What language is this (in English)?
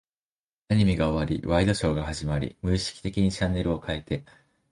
Japanese